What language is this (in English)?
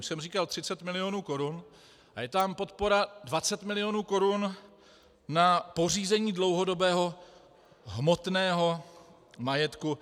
Czech